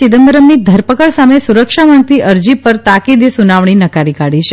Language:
Gujarati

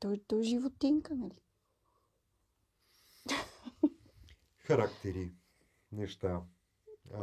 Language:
Bulgarian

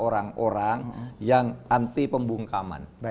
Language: Indonesian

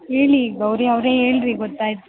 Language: Kannada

